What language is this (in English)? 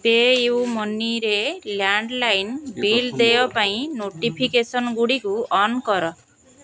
Odia